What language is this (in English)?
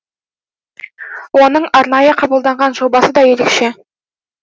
Kazakh